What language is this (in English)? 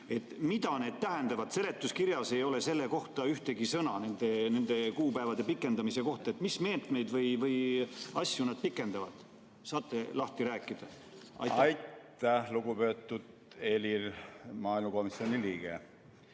Estonian